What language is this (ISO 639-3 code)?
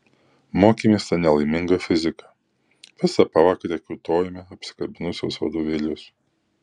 lit